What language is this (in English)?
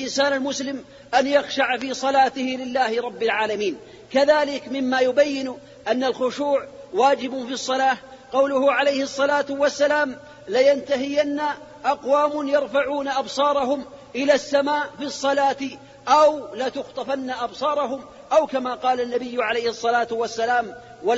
Arabic